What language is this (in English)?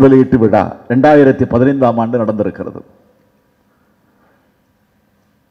Arabic